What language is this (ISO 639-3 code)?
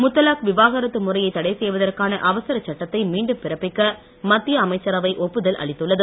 tam